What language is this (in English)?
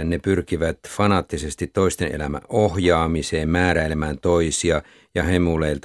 Finnish